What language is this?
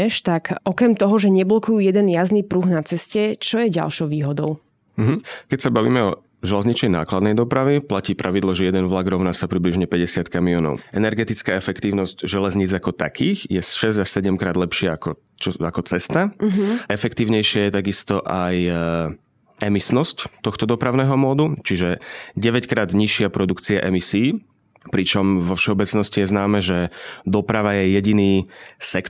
Slovak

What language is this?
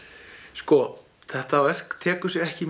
Icelandic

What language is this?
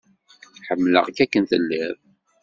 Kabyle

